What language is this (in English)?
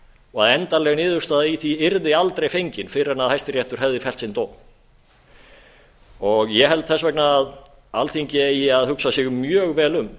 Icelandic